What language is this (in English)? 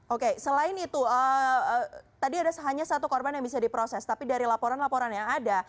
Indonesian